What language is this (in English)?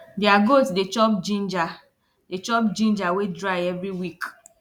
Nigerian Pidgin